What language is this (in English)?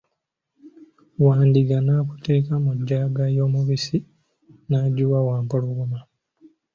Ganda